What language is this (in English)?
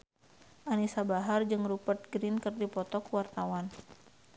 Sundanese